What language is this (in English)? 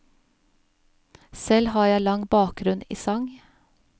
Norwegian